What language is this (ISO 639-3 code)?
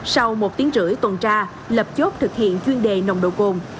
vie